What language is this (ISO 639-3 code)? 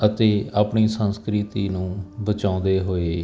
pan